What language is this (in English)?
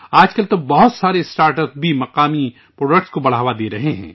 Urdu